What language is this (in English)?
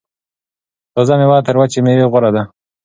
Pashto